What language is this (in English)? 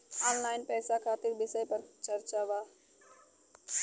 Bhojpuri